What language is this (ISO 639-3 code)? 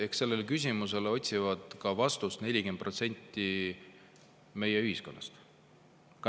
est